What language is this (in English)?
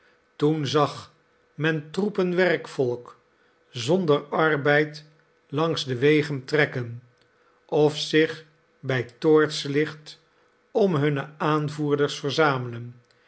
Dutch